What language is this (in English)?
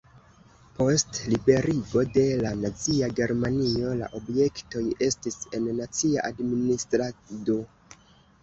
Esperanto